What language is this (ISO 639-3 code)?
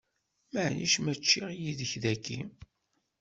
kab